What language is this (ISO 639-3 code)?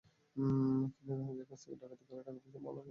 ben